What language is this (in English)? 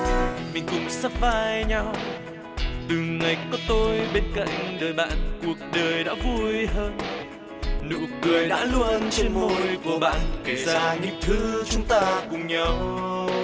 Vietnamese